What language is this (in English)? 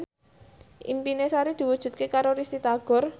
Javanese